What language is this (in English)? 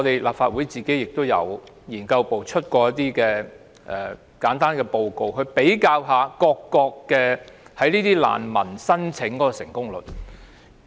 Cantonese